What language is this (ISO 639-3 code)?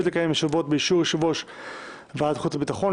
heb